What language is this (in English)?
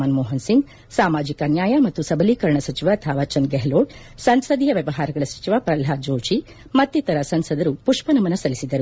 Kannada